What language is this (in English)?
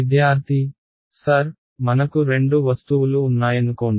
Telugu